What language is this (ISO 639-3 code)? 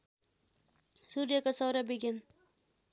nep